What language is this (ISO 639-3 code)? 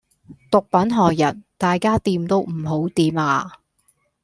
yue